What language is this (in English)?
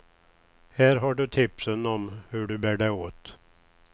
Swedish